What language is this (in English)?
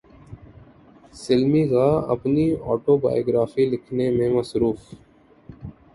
Urdu